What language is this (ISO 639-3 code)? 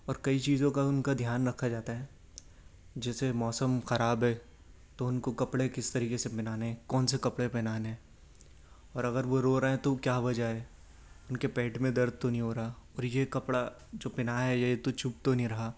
urd